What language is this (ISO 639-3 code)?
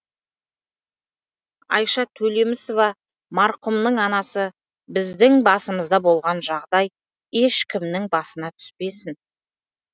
kaz